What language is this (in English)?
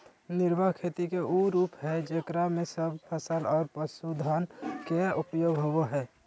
Magahi